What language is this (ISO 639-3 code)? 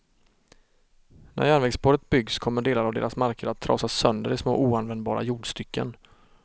swe